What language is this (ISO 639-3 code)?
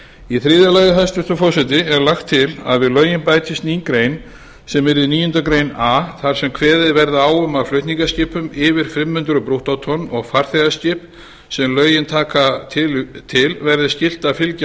isl